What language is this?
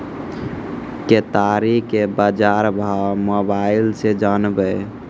Maithili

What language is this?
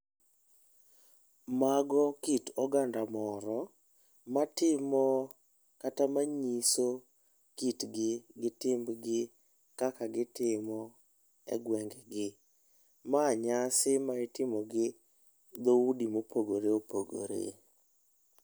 Luo (Kenya and Tanzania)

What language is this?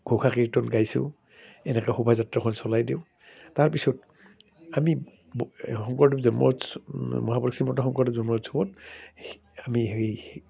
Assamese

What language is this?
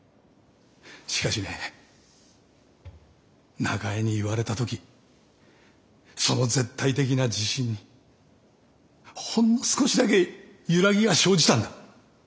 Japanese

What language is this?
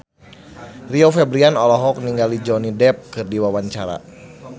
Sundanese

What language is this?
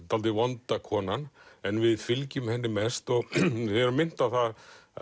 Icelandic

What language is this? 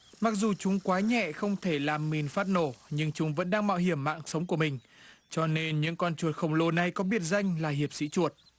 Vietnamese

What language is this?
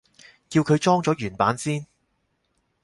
Cantonese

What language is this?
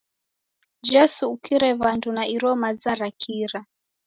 Taita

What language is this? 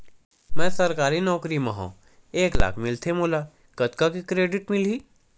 Chhattisgarhi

